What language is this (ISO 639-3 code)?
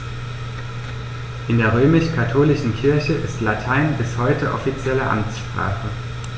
deu